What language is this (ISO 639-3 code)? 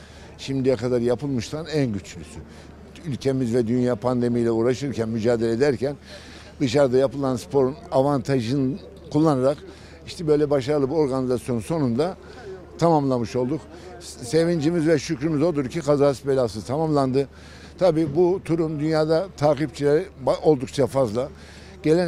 tur